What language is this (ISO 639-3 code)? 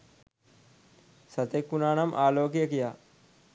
sin